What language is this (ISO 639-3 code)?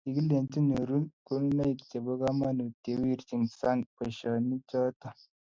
kln